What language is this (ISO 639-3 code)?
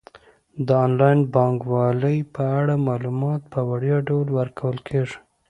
pus